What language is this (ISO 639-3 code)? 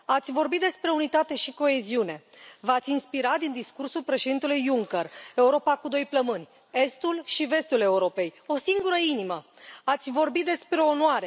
ron